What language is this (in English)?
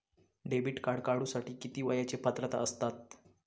Marathi